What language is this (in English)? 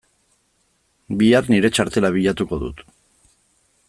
Basque